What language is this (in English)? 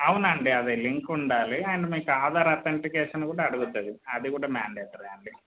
Telugu